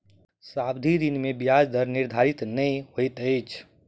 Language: Maithili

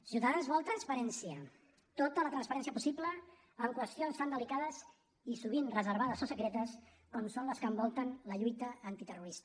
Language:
Catalan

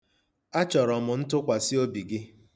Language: Igbo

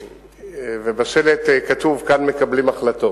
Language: Hebrew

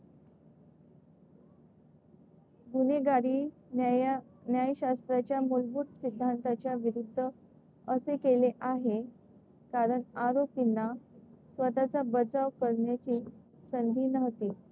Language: Marathi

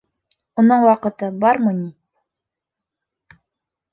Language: Bashkir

